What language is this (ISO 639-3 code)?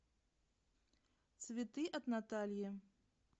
rus